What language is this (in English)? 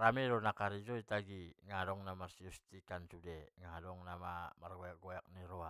Batak Mandailing